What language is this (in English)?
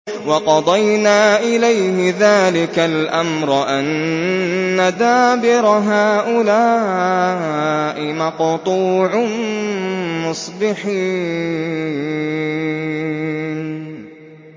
Arabic